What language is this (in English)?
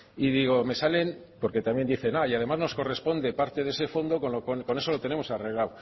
Spanish